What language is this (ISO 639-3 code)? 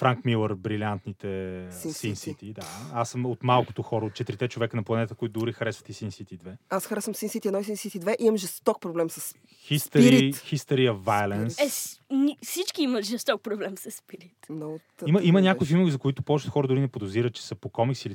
bul